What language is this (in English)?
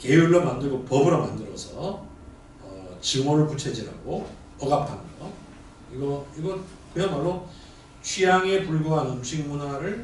Korean